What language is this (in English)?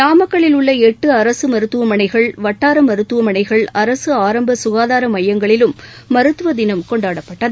Tamil